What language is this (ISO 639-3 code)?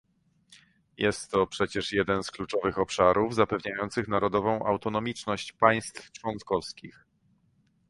pol